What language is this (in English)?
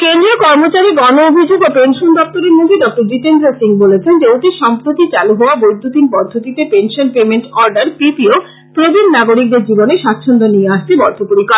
Bangla